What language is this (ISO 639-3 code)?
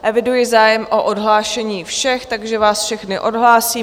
ces